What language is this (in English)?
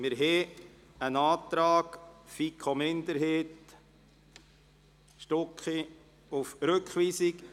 Swiss German